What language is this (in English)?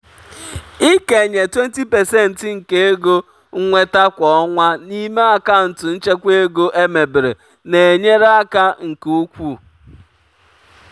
Igbo